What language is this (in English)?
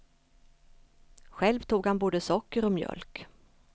Swedish